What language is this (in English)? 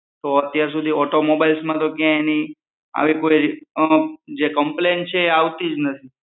Gujarati